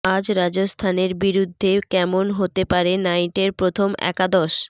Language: Bangla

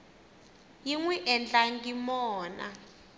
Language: Tsonga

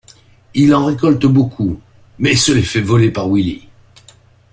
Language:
French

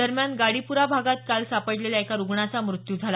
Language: Marathi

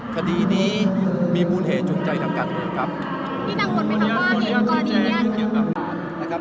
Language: Thai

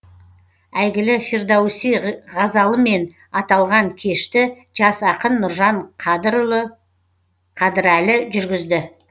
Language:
Kazakh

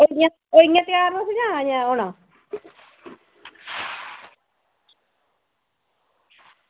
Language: Dogri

